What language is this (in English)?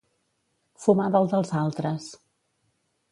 Catalan